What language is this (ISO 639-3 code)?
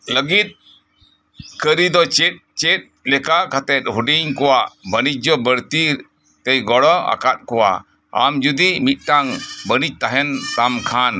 sat